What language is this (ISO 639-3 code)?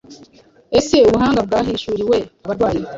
kin